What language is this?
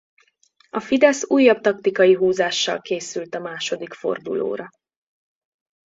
Hungarian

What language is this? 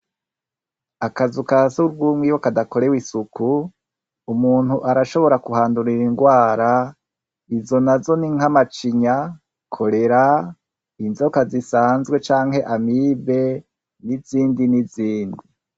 Rundi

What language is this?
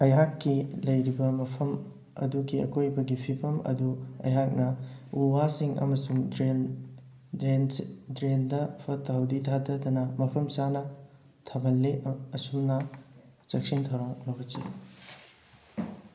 Manipuri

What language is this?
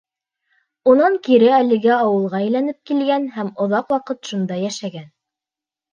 Bashkir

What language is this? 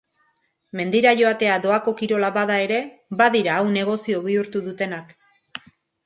Basque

